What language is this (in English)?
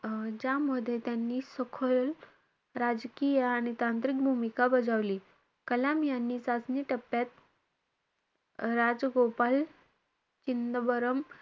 Marathi